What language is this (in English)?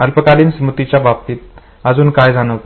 Marathi